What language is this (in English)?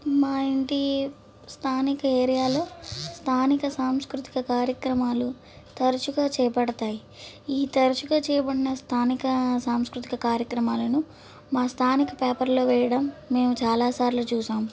Telugu